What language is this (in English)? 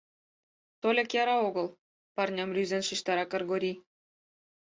Mari